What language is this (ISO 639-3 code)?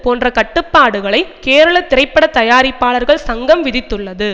tam